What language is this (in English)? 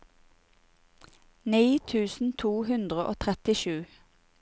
Norwegian